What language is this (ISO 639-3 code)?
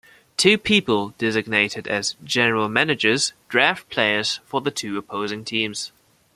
eng